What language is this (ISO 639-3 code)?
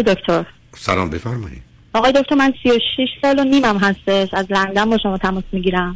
fas